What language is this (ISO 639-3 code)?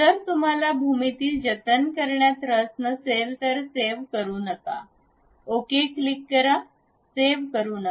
mar